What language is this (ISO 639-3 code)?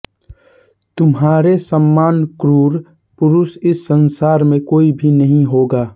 hin